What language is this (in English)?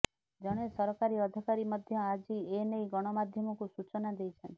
Odia